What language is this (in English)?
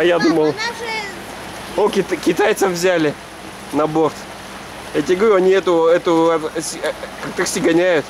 Russian